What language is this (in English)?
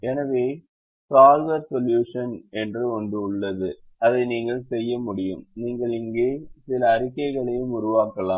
Tamil